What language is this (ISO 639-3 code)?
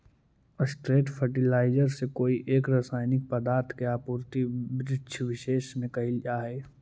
mag